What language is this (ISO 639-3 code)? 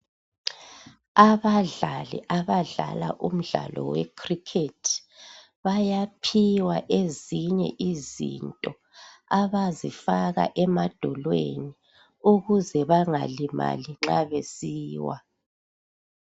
nde